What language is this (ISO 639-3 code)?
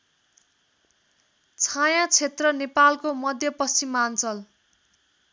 nep